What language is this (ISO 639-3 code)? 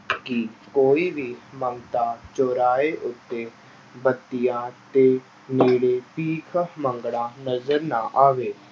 pan